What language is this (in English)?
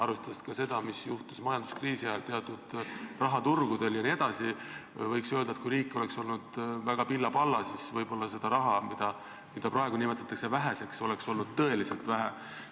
Estonian